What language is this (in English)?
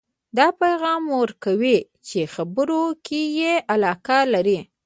Pashto